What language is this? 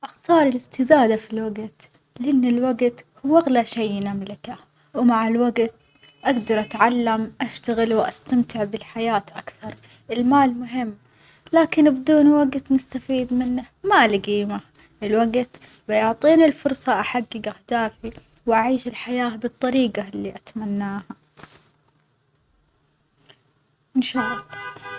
Omani Arabic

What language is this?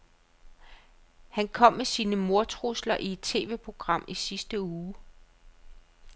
Danish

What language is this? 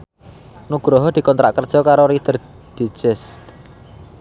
Javanese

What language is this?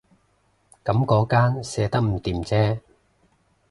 Cantonese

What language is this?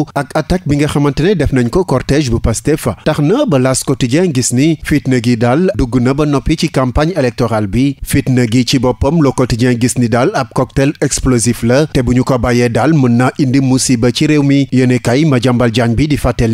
French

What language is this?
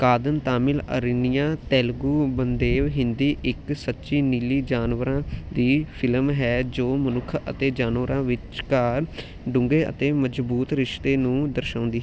Punjabi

